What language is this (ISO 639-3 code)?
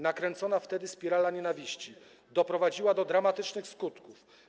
pol